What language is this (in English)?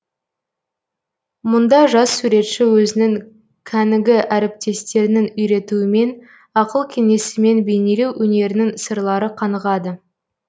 Kazakh